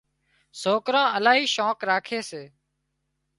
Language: Wadiyara Koli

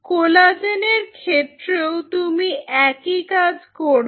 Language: Bangla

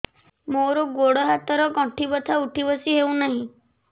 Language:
Odia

